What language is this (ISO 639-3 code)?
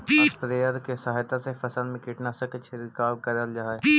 mag